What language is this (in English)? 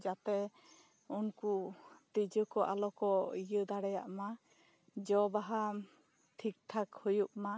Santali